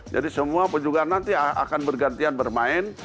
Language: Indonesian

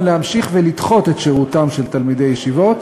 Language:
Hebrew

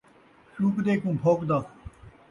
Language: Saraiki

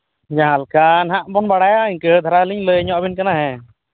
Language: Santali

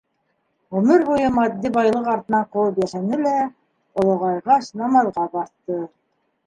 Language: Bashkir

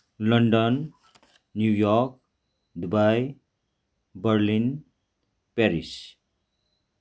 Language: Nepali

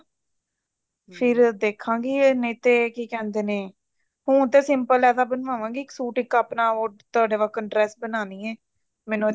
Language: Punjabi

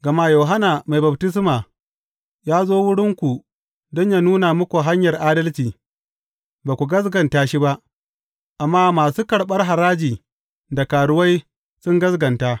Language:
Hausa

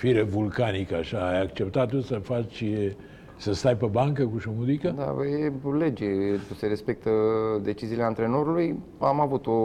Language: Romanian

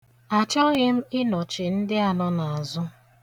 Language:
Igbo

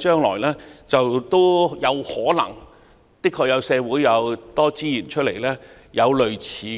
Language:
Cantonese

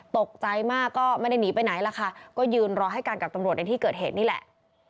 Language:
Thai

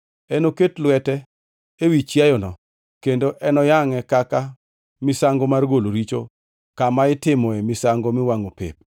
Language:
Luo (Kenya and Tanzania)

